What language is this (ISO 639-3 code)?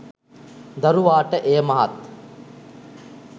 sin